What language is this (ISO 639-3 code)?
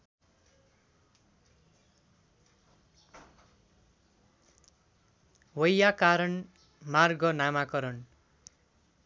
nep